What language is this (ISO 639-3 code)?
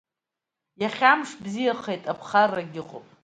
abk